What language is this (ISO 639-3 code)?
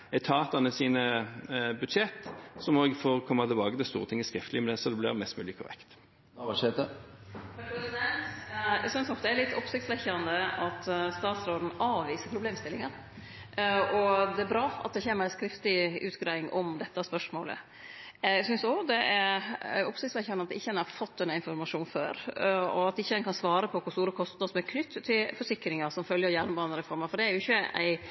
nor